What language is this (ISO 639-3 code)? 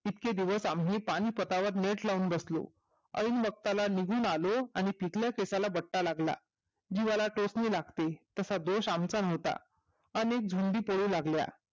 mar